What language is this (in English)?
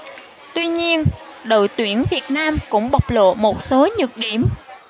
Vietnamese